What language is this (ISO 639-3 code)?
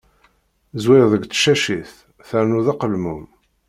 kab